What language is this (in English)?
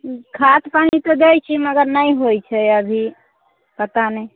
Maithili